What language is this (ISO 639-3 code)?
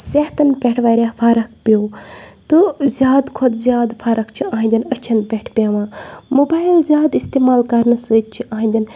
kas